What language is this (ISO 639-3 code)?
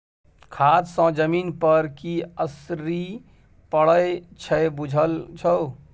mai